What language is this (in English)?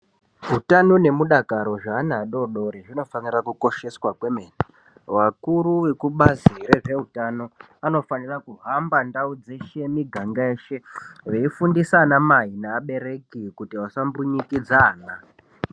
Ndau